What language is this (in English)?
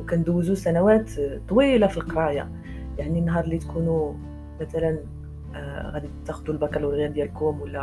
Arabic